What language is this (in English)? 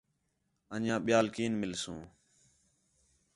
Khetrani